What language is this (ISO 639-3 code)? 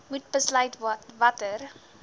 afr